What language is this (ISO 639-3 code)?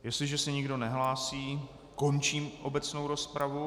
ces